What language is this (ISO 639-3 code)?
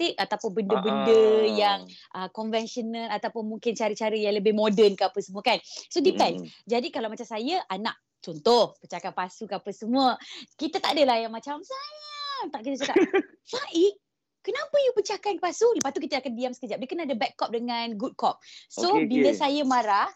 msa